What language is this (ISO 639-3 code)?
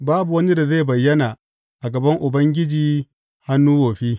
hau